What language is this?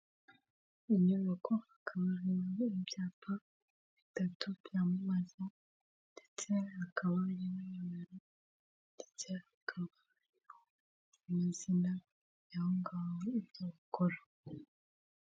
Kinyarwanda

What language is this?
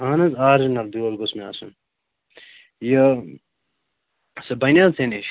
Kashmiri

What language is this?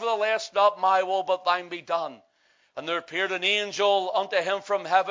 English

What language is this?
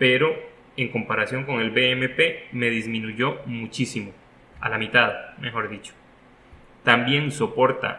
Spanish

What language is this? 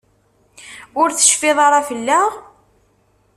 Kabyle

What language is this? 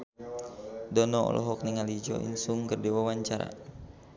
Sundanese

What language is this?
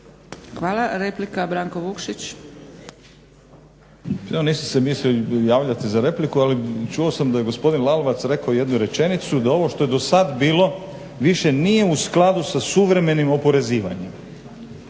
Croatian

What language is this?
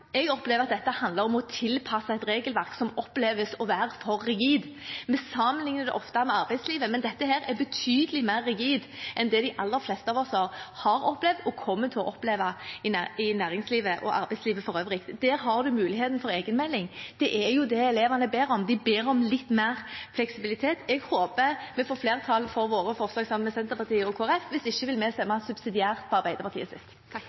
Norwegian Bokmål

